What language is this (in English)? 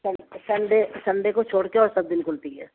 Urdu